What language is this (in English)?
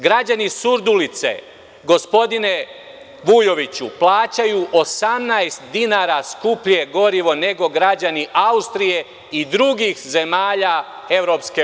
Serbian